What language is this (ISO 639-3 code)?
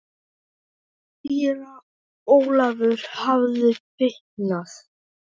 isl